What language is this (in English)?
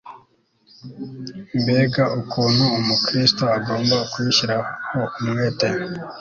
Kinyarwanda